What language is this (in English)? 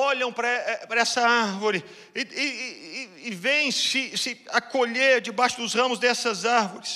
Portuguese